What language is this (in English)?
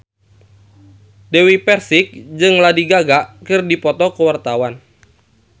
Sundanese